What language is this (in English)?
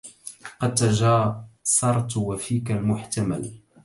Arabic